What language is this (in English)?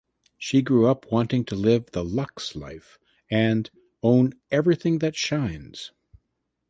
English